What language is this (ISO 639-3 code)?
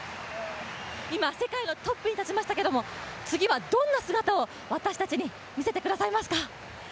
jpn